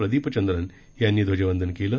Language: Marathi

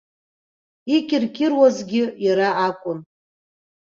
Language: Abkhazian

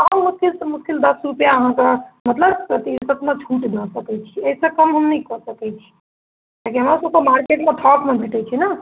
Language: Maithili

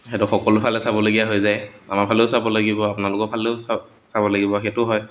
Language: Assamese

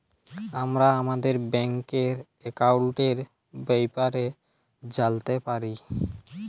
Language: Bangla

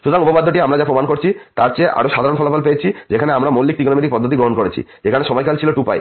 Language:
Bangla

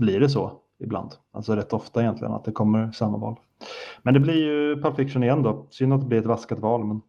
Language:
Swedish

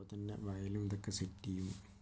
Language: Malayalam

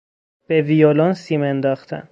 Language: Persian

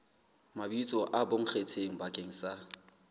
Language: Southern Sotho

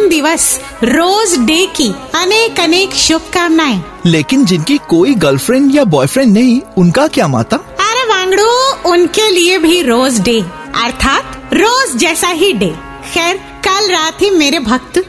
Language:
Hindi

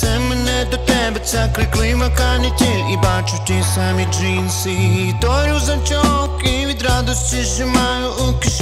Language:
Ukrainian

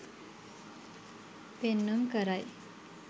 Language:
Sinhala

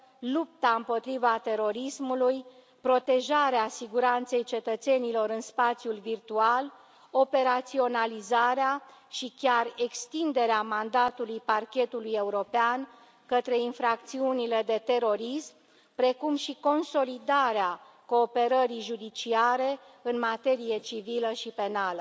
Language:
Romanian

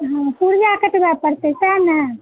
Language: Maithili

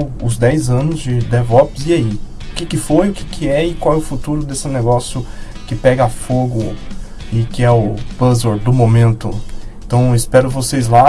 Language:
Portuguese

